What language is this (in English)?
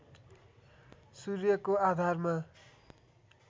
Nepali